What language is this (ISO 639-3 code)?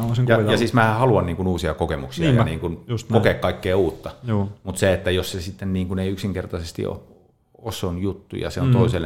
fin